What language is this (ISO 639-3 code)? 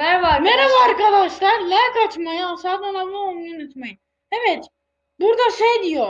tur